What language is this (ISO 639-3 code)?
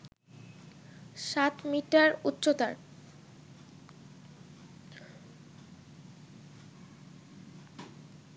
ben